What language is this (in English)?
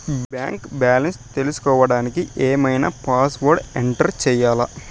Telugu